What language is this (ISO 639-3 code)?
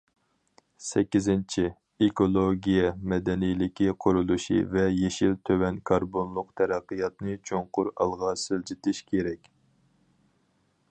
uig